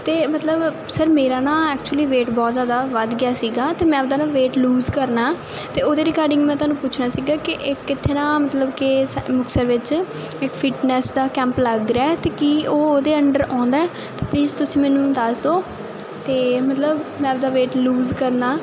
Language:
Punjabi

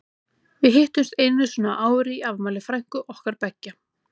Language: Icelandic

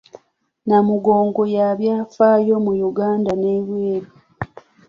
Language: Ganda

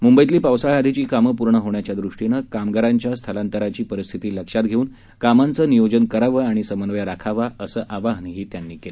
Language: Marathi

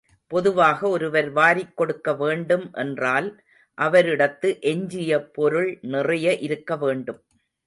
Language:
Tamil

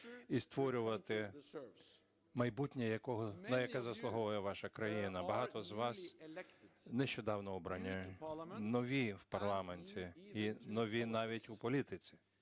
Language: Ukrainian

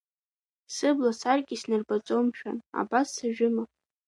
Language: Abkhazian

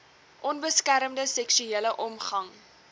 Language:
Afrikaans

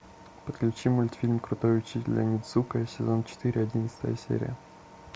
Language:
Russian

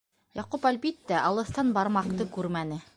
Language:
Bashkir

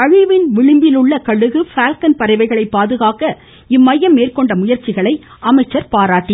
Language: Tamil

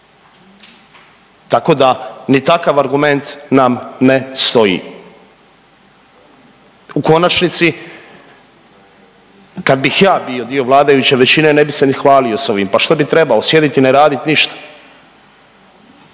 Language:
Croatian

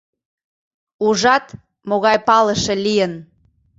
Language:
Mari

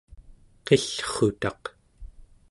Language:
Central Yupik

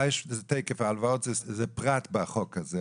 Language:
Hebrew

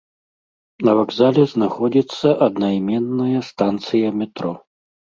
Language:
Belarusian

